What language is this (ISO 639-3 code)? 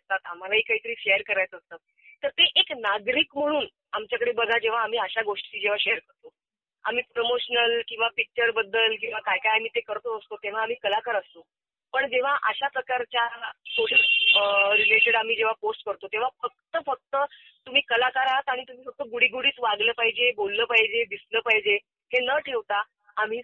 mar